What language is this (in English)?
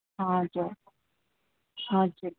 Nepali